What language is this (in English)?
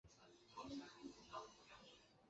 Chinese